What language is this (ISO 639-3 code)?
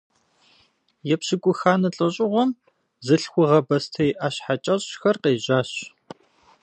kbd